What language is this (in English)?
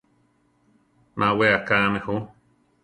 Central Tarahumara